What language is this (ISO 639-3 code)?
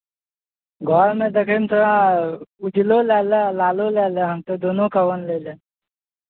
mai